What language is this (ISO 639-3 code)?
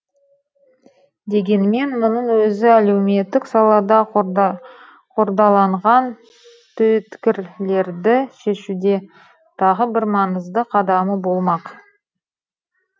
kaz